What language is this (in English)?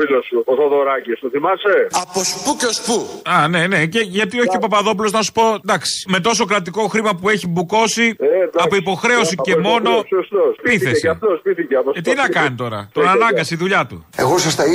Greek